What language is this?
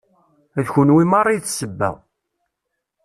Kabyle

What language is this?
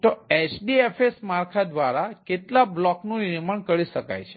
Gujarati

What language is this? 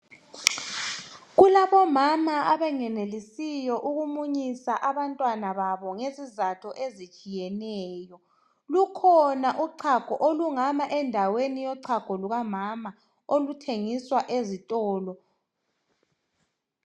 North Ndebele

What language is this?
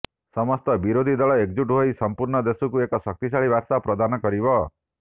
Odia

